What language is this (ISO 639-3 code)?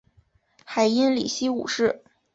zho